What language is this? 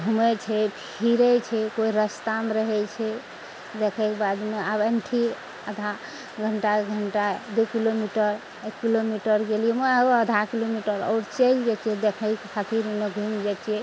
Maithili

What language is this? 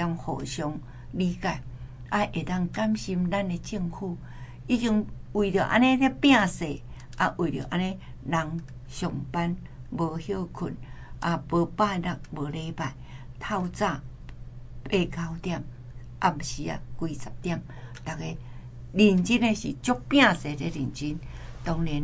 Chinese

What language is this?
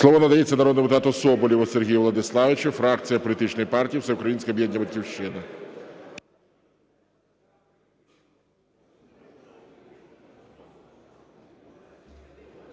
Ukrainian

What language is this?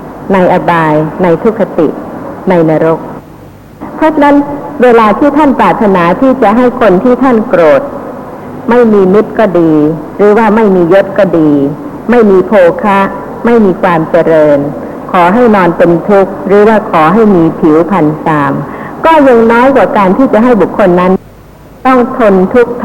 Thai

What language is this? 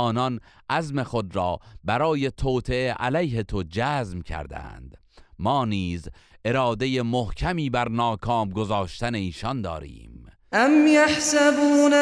Persian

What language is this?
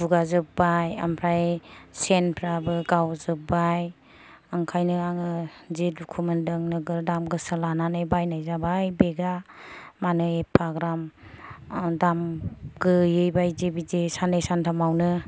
Bodo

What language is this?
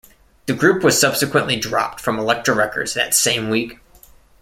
English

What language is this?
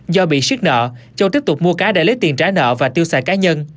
Vietnamese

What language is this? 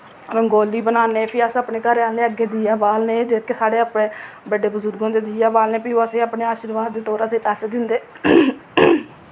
Dogri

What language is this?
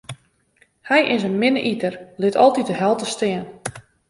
Western Frisian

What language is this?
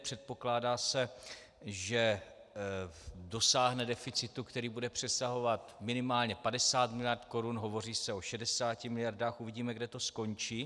Czech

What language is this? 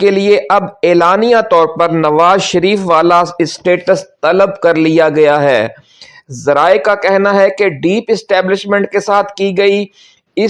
Urdu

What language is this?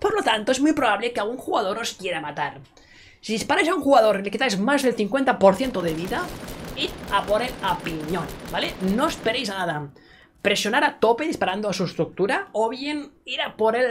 Spanish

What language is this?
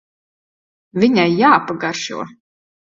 Latvian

